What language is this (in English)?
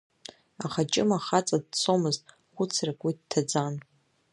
Abkhazian